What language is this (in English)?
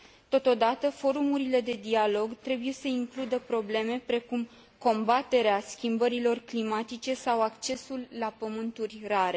Romanian